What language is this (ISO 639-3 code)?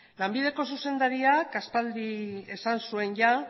eus